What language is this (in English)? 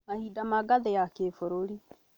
Kikuyu